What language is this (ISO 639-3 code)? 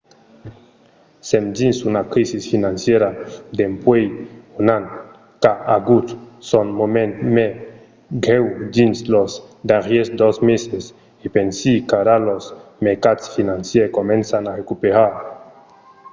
oci